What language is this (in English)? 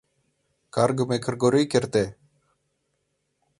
Mari